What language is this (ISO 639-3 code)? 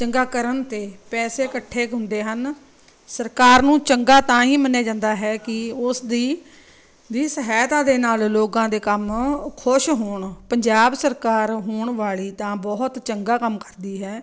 pan